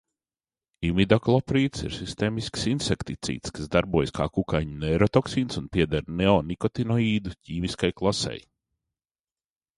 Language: Latvian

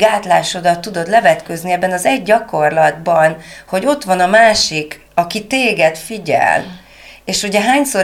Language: Hungarian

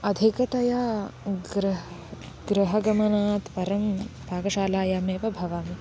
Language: Sanskrit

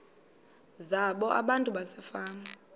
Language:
Xhosa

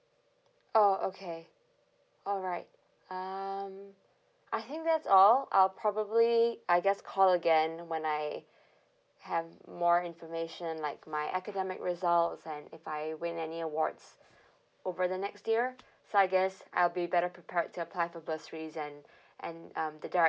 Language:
English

